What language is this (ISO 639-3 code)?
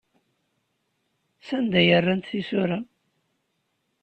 kab